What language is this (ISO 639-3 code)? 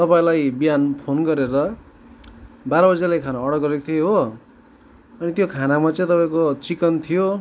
nep